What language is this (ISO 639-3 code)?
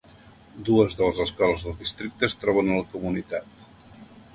cat